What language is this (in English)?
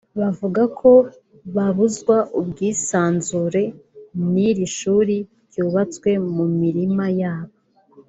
Kinyarwanda